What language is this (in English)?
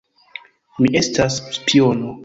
Esperanto